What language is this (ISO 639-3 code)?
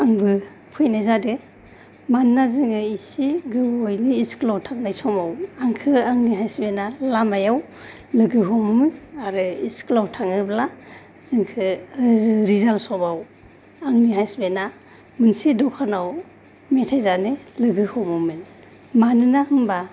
brx